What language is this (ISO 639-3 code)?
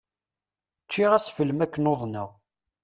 kab